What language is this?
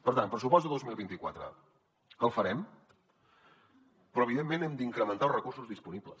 Catalan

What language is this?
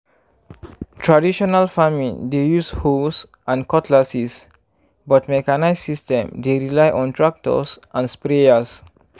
Nigerian Pidgin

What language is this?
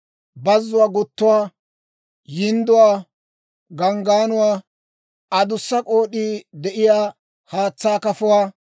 Dawro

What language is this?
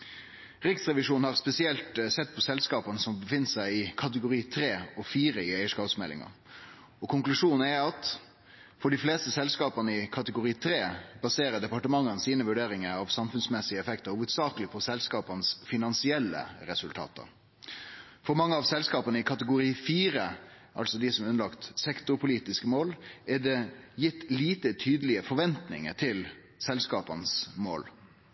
Norwegian Nynorsk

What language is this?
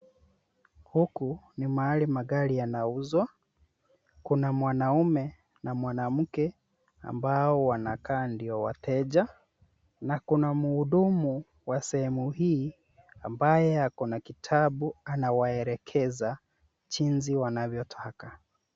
Swahili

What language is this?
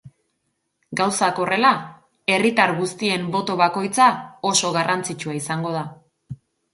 Basque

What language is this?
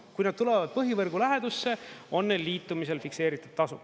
Estonian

